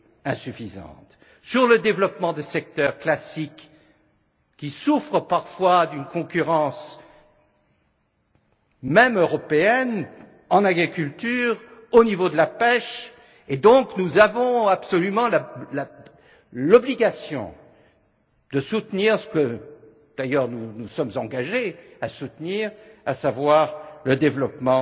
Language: French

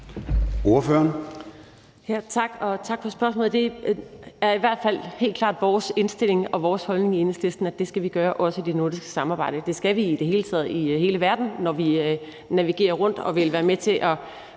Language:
Danish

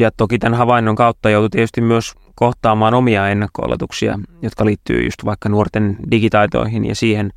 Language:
Finnish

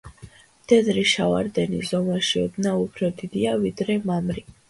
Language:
Georgian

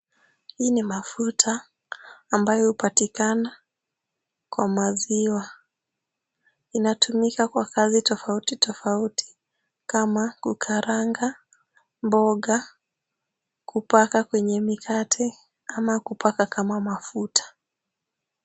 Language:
Swahili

